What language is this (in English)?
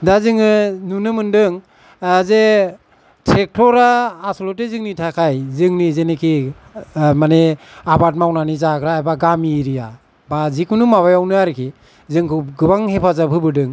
Bodo